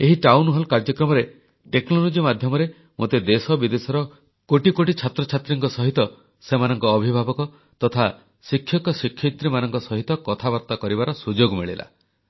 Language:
Odia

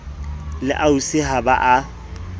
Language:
Southern Sotho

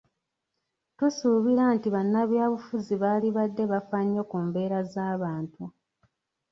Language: Ganda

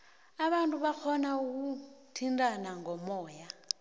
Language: South Ndebele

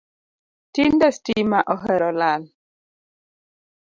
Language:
Luo (Kenya and Tanzania)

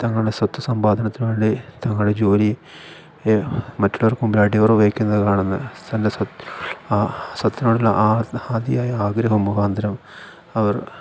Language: Malayalam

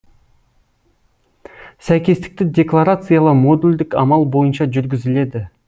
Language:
Kazakh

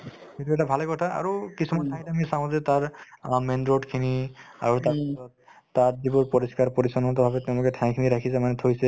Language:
Assamese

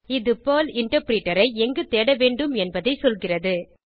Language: Tamil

